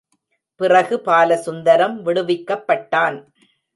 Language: Tamil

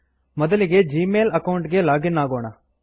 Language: Kannada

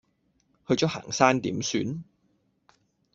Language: Cantonese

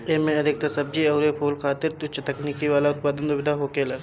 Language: Bhojpuri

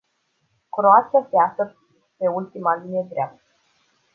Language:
Romanian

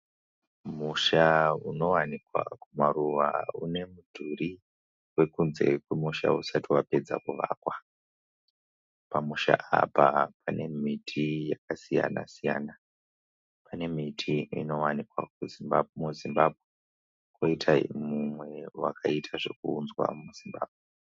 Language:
Shona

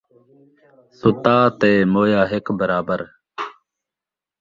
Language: Saraiki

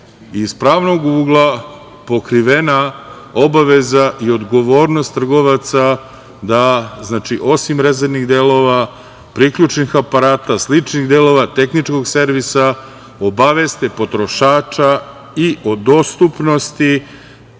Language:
Serbian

